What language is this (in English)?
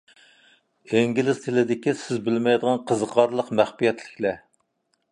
Uyghur